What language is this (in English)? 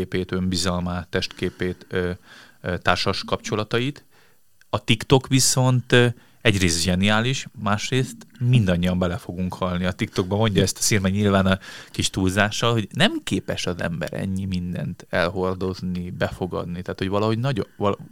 Hungarian